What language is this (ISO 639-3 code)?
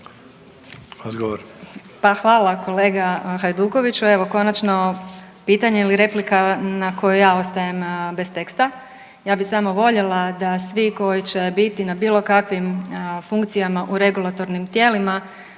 hrv